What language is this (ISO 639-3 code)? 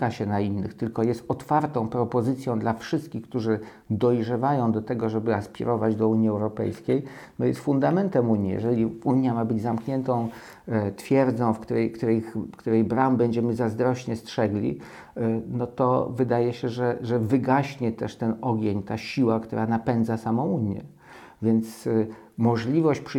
pol